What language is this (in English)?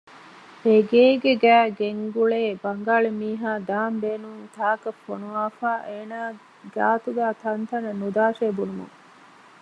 Divehi